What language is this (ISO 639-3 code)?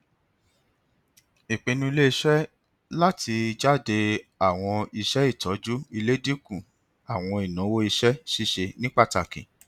yor